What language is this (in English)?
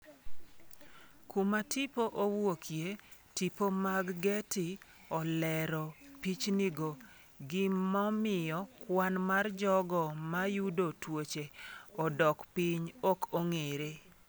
Luo (Kenya and Tanzania)